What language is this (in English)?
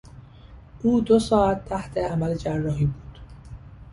Persian